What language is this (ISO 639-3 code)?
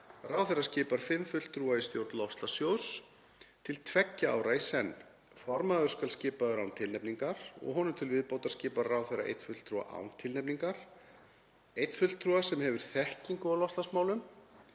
isl